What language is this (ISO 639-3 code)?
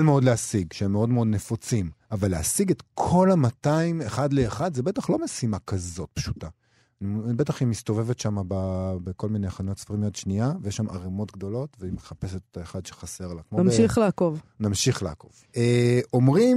heb